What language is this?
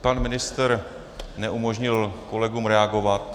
Czech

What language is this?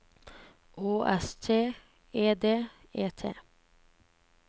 Norwegian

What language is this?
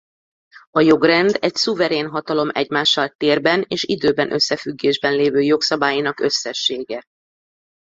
Hungarian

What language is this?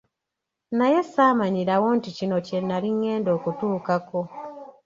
Ganda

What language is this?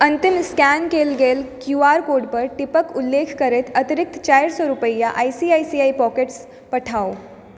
Maithili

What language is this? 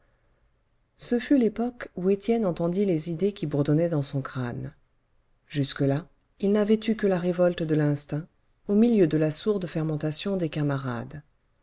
French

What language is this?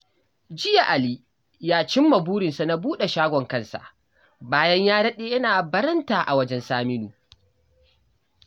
Hausa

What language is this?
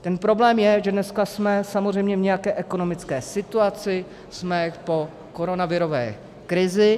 Czech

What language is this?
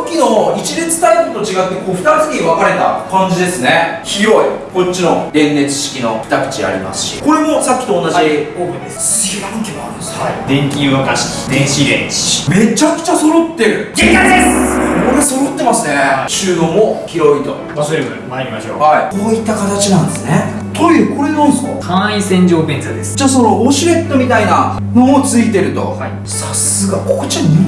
Japanese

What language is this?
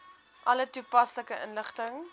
Afrikaans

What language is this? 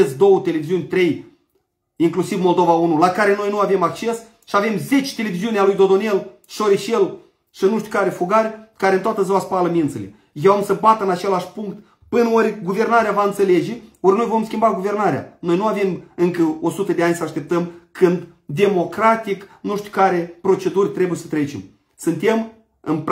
Romanian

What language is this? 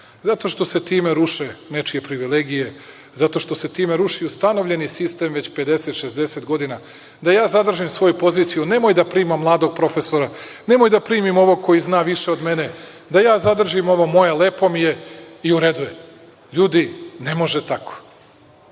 Serbian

